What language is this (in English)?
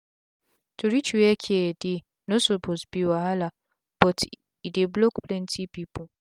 Nigerian Pidgin